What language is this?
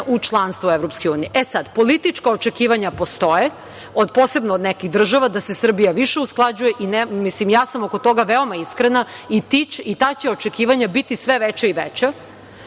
Serbian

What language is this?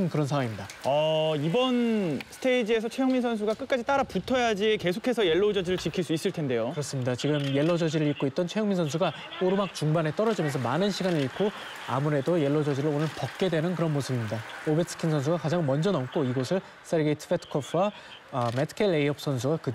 Korean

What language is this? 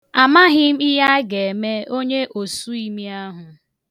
Igbo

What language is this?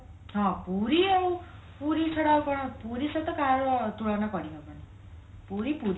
Odia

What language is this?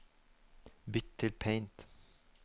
Norwegian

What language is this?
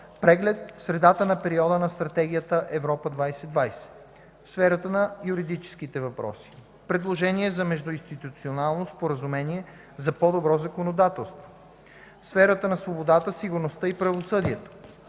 Bulgarian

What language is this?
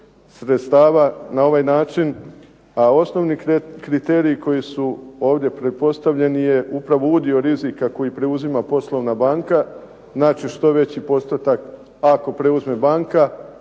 Croatian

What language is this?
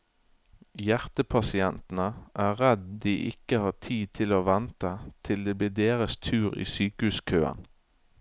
Norwegian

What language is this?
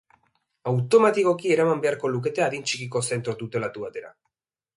Basque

